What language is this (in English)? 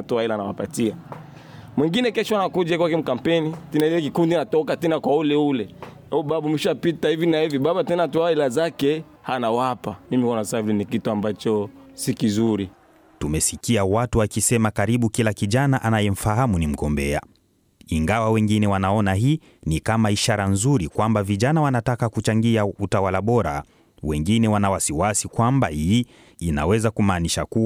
Swahili